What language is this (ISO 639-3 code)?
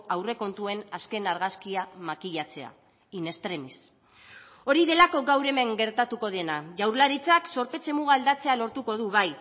eus